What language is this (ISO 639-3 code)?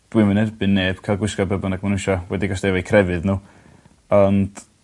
cym